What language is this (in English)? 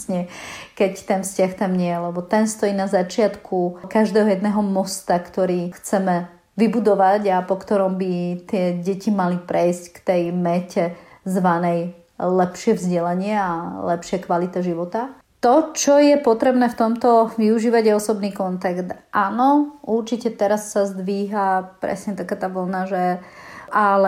Slovak